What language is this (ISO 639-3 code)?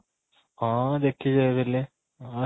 ori